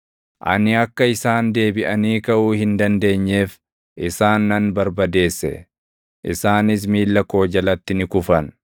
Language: Oromo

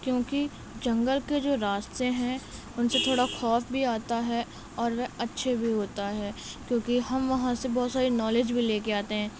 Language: Urdu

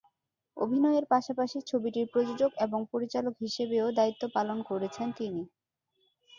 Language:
Bangla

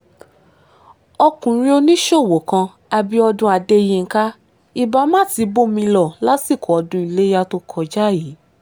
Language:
Yoruba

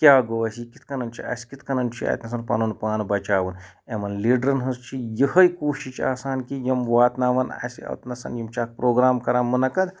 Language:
Kashmiri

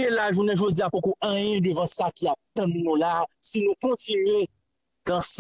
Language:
French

